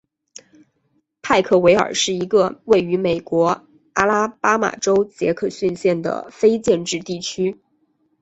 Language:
Chinese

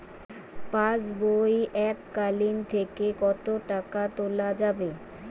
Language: Bangla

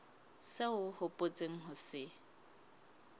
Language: Southern Sotho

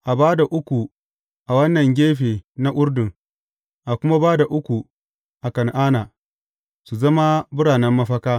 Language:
Hausa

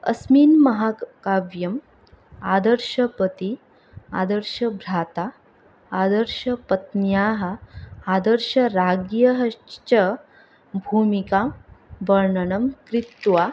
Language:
Sanskrit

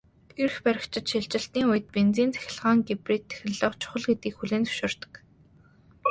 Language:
Mongolian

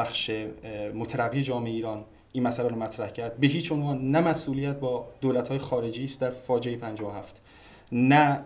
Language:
Persian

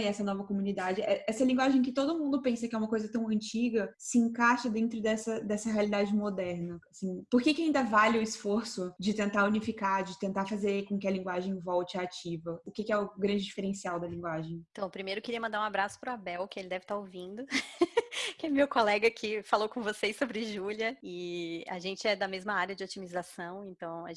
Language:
Portuguese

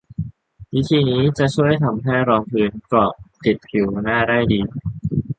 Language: Thai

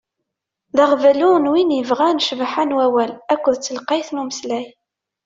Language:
Kabyle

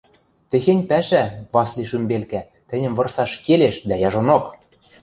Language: Western Mari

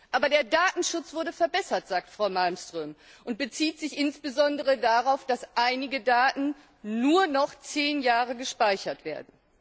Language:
German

